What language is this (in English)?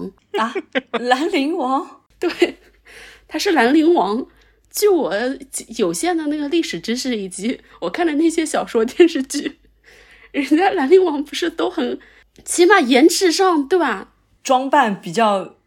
Chinese